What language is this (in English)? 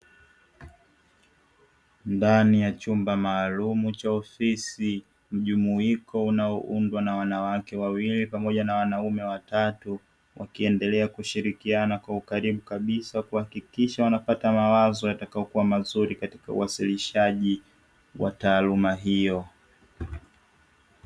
Swahili